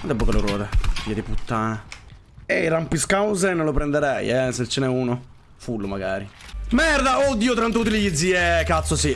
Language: Italian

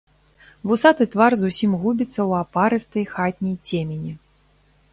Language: Belarusian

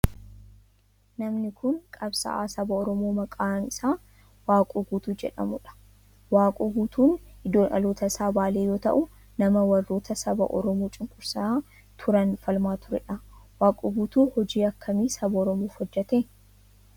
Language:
Oromo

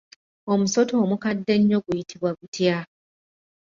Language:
Ganda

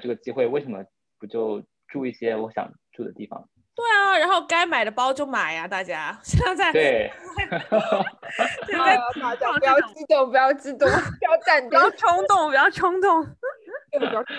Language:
Chinese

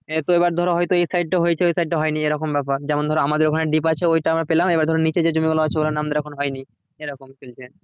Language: Bangla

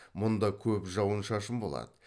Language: Kazakh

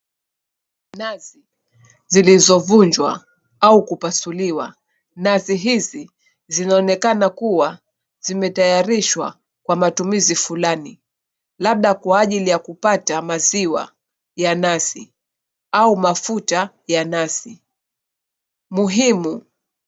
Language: Swahili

